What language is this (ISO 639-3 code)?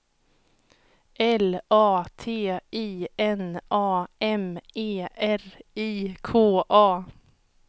swe